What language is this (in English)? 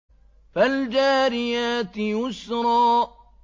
Arabic